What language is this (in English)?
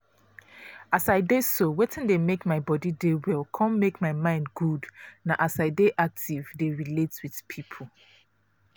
Nigerian Pidgin